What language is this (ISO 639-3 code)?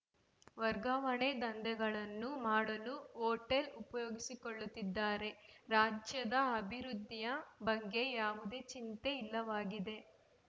kan